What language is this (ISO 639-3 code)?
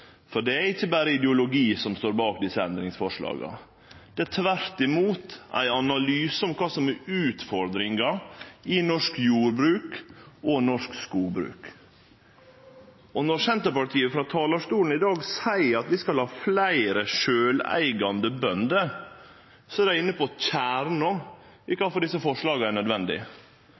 nno